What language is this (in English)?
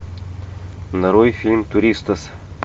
Russian